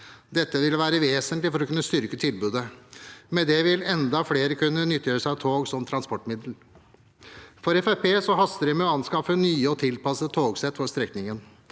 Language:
Norwegian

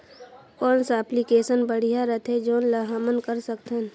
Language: Chhattisgarhi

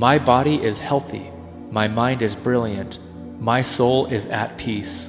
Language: English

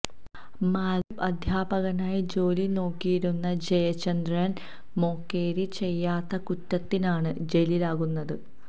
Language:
Malayalam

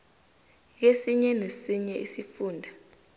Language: South Ndebele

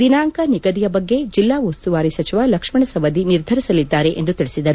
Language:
Kannada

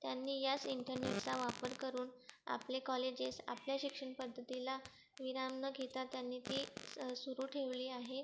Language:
Marathi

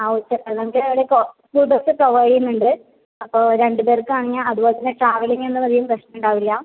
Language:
Malayalam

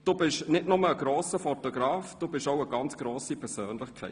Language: Swiss German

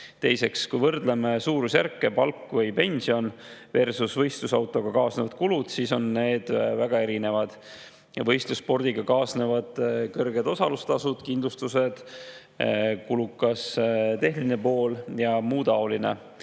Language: Estonian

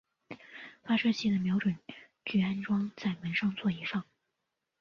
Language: Chinese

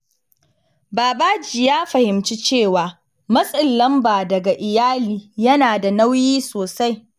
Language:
Hausa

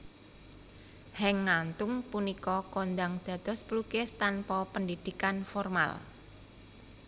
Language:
Javanese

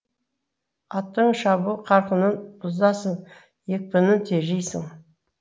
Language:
Kazakh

